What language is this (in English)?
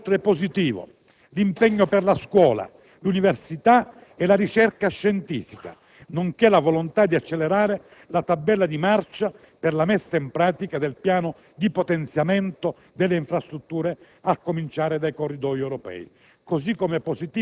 Italian